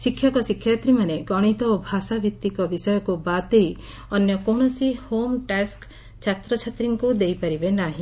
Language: Odia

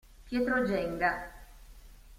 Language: Italian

